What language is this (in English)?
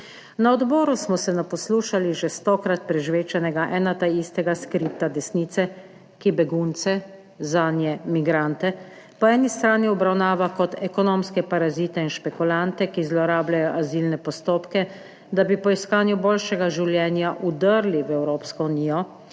Slovenian